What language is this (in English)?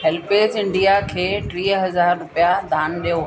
Sindhi